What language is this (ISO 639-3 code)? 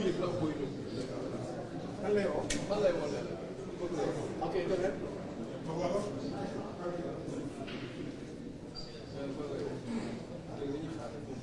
fra